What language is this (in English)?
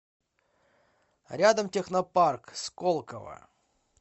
Russian